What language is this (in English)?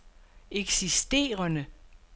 Danish